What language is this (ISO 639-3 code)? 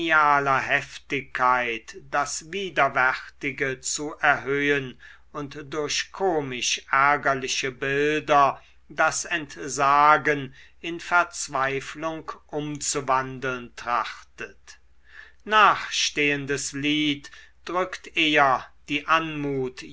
deu